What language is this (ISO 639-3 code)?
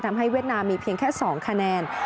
tha